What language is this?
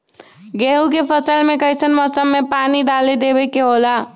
Magahi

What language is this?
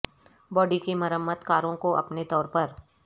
Urdu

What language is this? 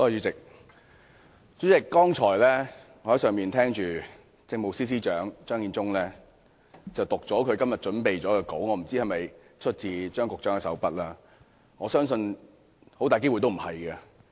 Cantonese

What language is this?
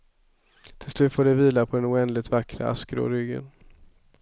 Swedish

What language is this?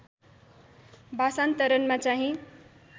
Nepali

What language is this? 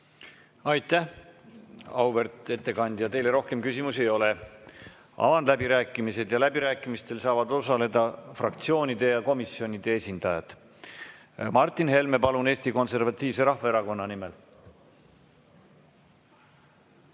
Estonian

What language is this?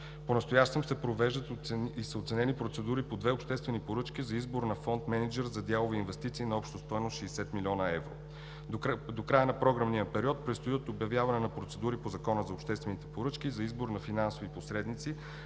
Bulgarian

